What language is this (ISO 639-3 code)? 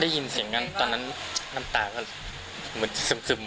tha